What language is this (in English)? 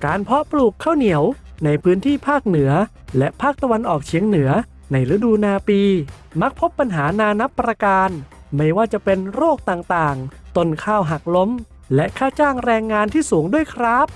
Thai